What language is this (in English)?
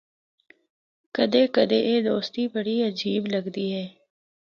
Northern Hindko